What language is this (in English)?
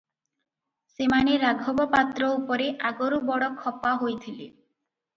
Odia